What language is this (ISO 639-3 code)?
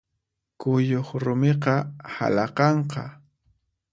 qxp